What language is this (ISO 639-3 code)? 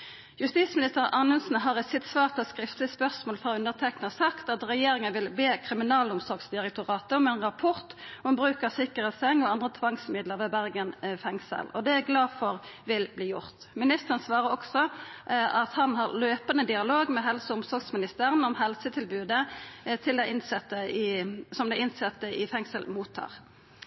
nno